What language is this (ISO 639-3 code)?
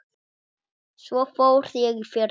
isl